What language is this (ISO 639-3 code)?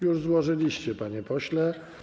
pol